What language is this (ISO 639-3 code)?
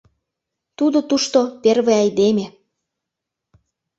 chm